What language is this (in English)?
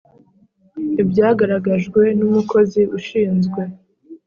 Kinyarwanda